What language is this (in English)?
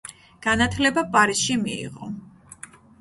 Georgian